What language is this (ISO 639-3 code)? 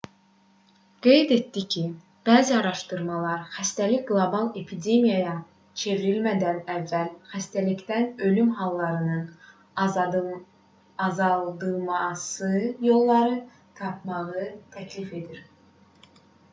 aze